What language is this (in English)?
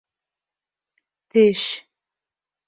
Bashkir